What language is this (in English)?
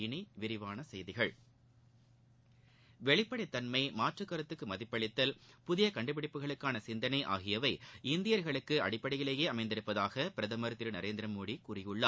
Tamil